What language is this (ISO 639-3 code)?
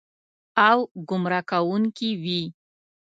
pus